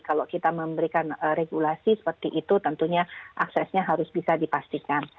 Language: Indonesian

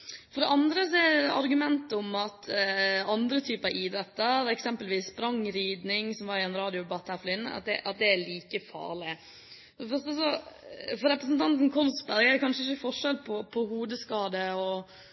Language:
Norwegian Bokmål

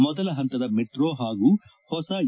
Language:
Kannada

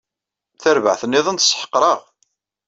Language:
Kabyle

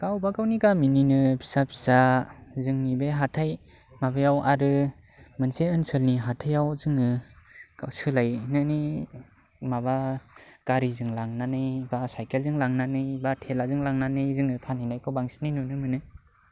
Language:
Bodo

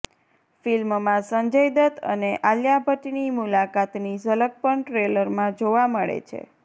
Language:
Gujarati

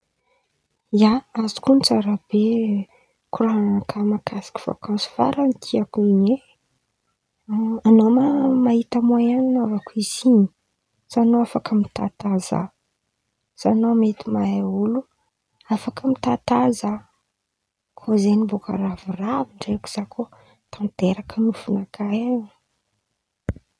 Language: Antankarana Malagasy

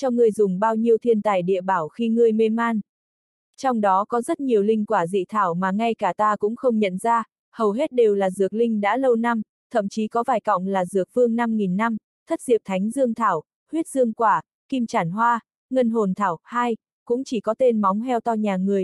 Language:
Vietnamese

